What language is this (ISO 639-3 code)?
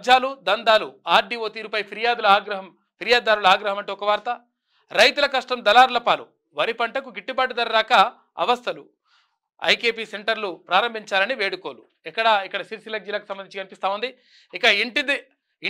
tel